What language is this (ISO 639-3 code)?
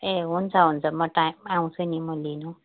nep